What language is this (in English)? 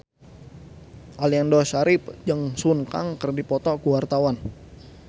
Sundanese